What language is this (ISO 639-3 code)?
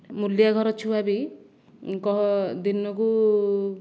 ori